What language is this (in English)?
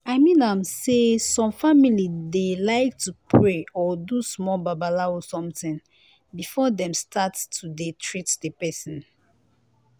Nigerian Pidgin